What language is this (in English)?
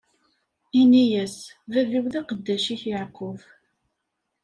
Kabyle